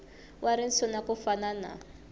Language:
Tsonga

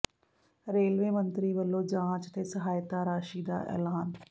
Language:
Punjabi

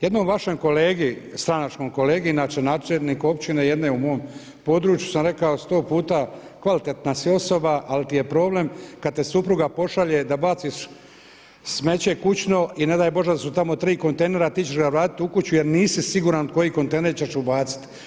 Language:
Croatian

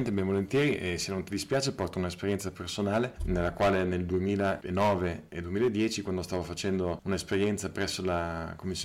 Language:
Italian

